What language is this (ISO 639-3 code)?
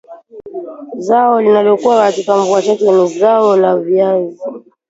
swa